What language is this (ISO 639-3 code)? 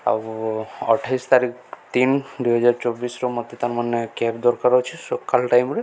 ori